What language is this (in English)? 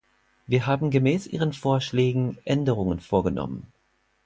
German